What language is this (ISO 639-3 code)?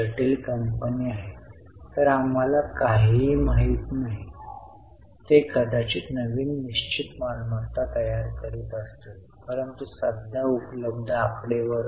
mar